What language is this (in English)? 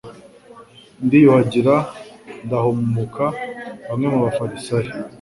Kinyarwanda